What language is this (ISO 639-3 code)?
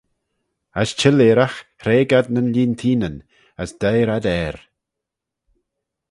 glv